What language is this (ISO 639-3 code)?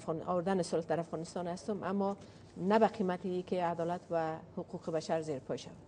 fas